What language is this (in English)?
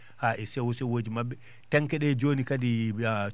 Fula